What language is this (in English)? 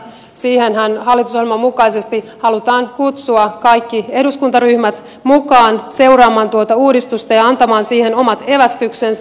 Finnish